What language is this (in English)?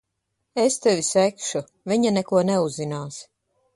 Latvian